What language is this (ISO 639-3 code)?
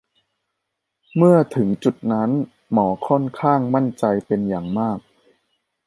tha